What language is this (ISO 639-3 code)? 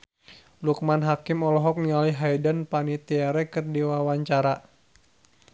sun